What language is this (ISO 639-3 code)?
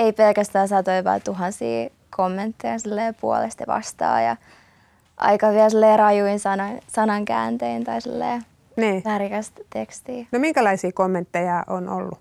fin